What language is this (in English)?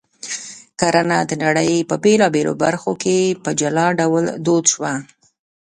Pashto